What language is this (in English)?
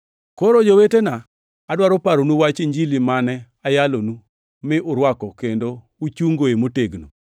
Luo (Kenya and Tanzania)